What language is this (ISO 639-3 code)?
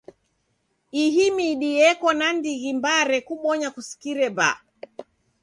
dav